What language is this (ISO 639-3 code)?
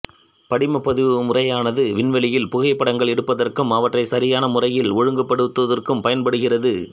tam